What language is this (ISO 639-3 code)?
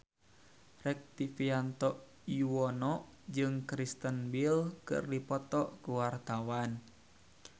sun